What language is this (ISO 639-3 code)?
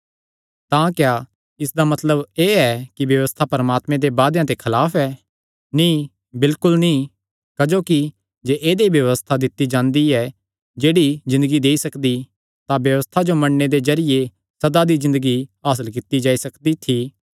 xnr